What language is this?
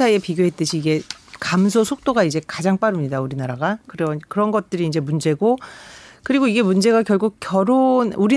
Korean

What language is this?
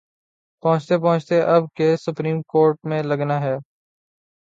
Urdu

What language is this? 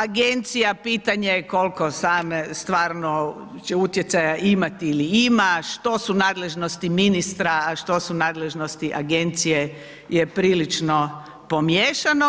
Croatian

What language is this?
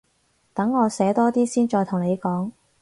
Cantonese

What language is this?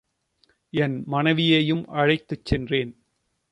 Tamil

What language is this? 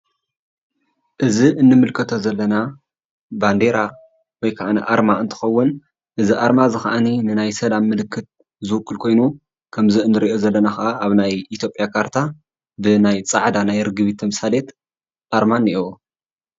Tigrinya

